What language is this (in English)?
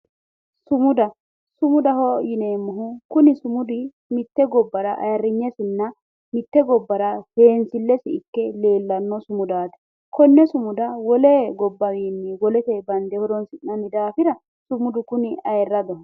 Sidamo